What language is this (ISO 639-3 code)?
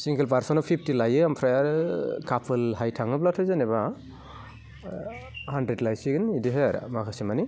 brx